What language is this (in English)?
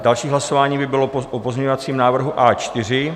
Czech